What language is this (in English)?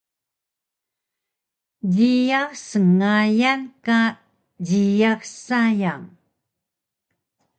Taroko